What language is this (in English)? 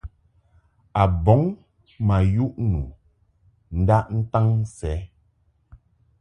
Mungaka